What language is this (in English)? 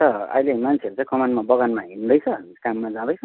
Nepali